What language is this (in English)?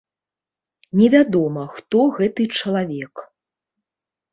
Belarusian